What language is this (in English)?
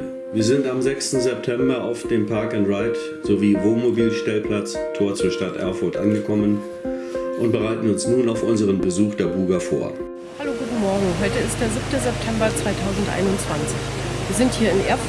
German